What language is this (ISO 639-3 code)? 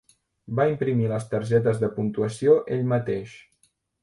cat